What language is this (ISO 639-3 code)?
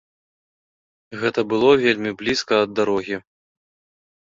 bel